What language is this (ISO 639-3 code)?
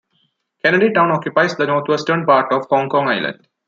eng